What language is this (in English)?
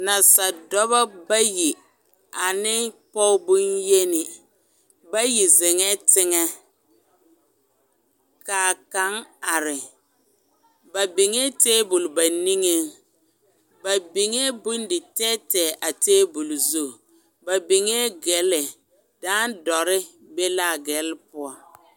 Southern Dagaare